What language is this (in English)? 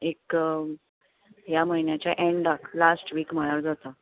Konkani